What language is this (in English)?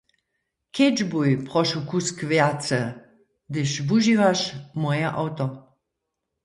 Upper Sorbian